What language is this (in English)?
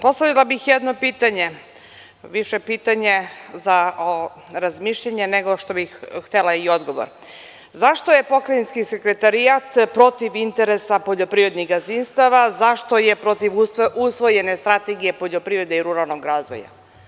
Serbian